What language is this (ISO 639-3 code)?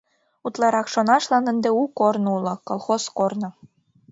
chm